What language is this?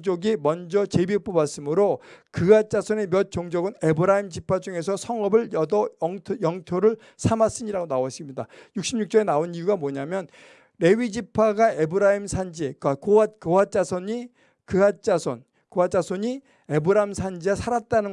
Korean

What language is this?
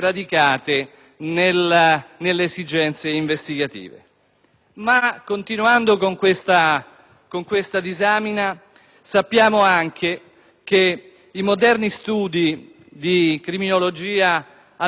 Italian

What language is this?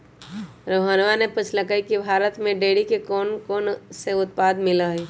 Magahi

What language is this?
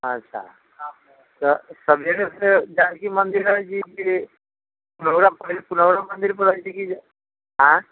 Maithili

